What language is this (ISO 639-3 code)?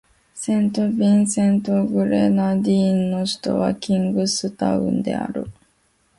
jpn